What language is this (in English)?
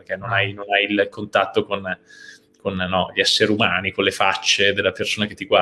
Italian